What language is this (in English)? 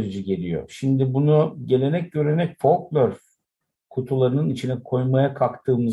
Turkish